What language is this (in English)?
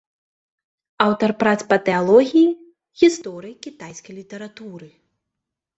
Belarusian